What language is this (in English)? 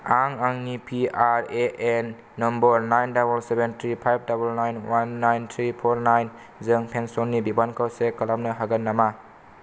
Bodo